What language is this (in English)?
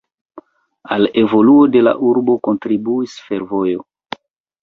Esperanto